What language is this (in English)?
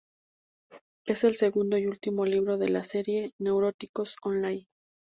Spanish